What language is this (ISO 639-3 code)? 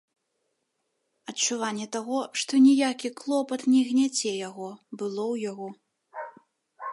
bel